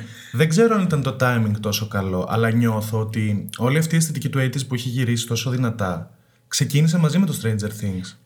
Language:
Greek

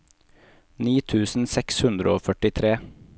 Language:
Norwegian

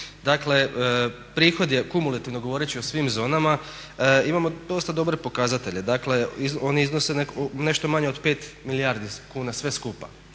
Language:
Croatian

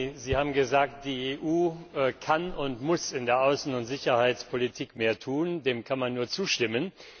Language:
German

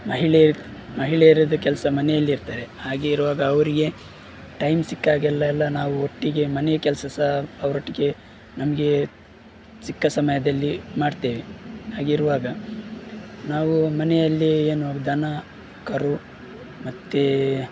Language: Kannada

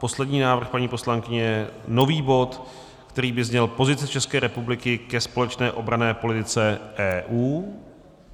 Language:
Czech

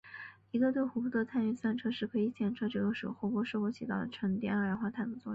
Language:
Chinese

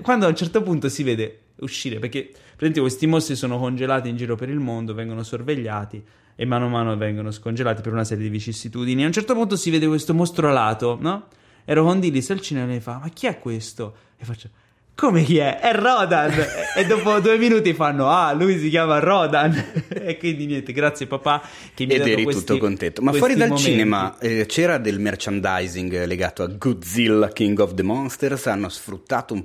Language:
Italian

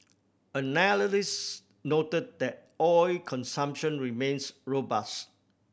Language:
English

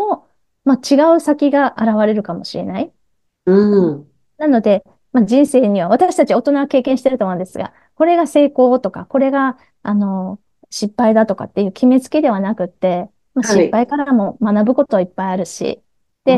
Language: Japanese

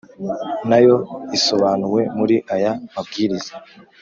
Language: Kinyarwanda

